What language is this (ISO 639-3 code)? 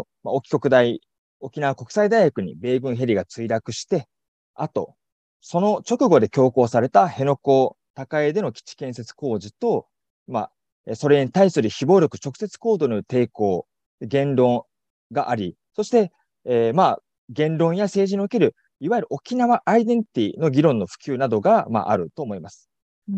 jpn